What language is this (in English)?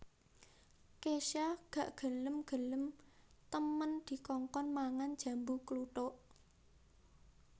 Javanese